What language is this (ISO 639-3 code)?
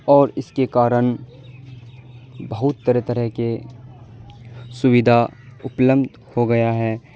urd